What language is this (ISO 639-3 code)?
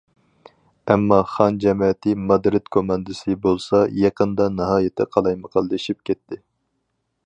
uig